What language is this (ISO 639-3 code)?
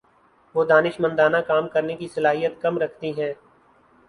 urd